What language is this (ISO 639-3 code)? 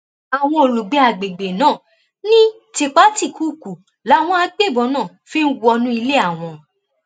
yor